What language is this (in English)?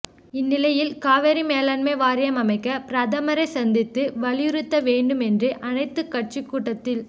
Tamil